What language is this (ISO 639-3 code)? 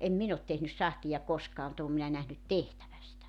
fin